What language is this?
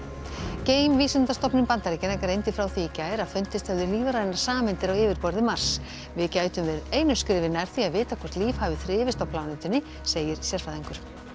Icelandic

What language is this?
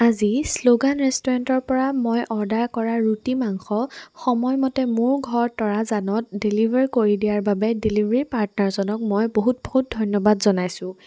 Assamese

